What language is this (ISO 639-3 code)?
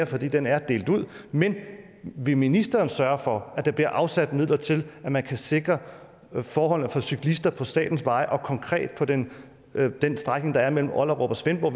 dan